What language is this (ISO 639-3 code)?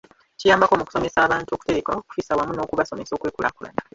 lug